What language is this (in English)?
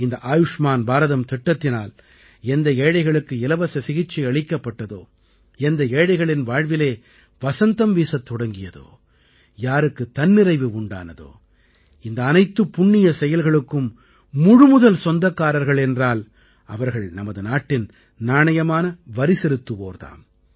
Tamil